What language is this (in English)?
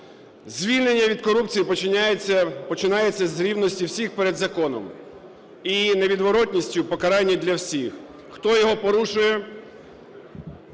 Ukrainian